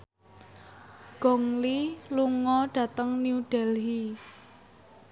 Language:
Javanese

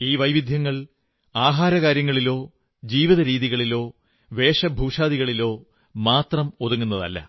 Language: Malayalam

